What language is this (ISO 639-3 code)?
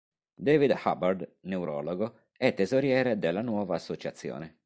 ita